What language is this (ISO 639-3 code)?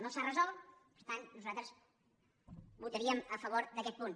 cat